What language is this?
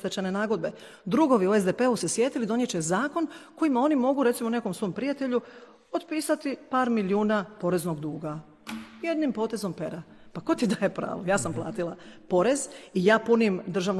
Croatian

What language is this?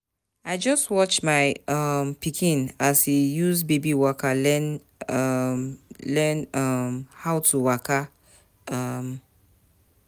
Nigerian Pidgin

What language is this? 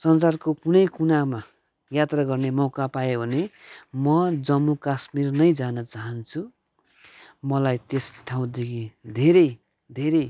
Nepali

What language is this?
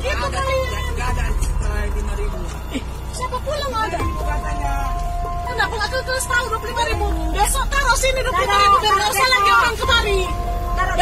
Indonesian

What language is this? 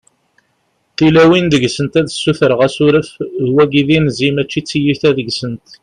Kabyle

